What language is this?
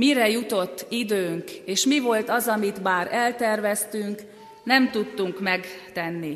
Hungarian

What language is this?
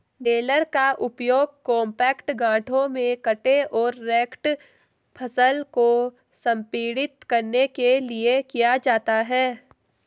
Hindi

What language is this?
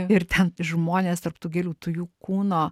Lithuanian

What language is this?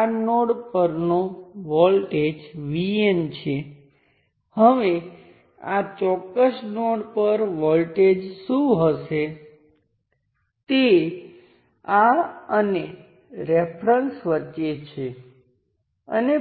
Gujarati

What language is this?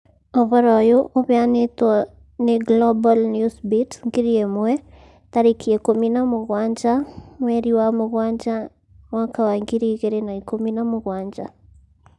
Kikuyu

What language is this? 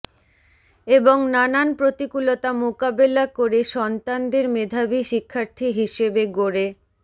Bangla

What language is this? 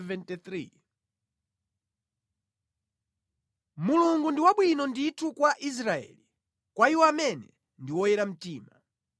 Nyanja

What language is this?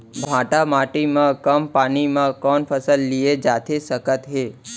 Chhattisgarhi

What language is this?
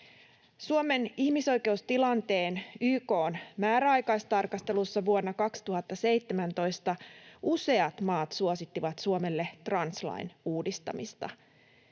Finnish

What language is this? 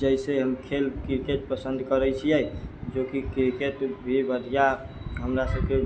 Maithili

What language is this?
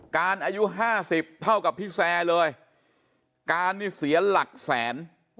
Thai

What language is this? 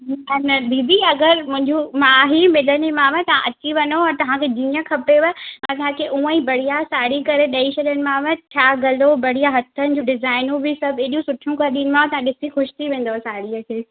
Sindhi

